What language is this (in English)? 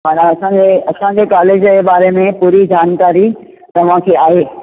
Sindhi